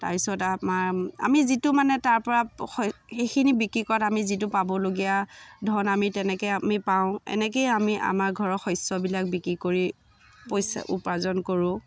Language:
Assamese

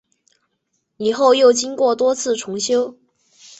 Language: Chinese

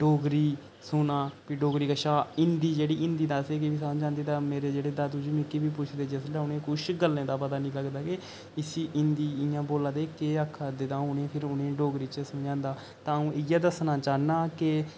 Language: Dogri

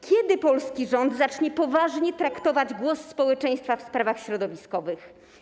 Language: Polish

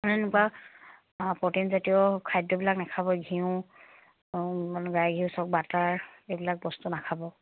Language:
Assamese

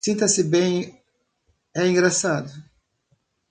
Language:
Portuguese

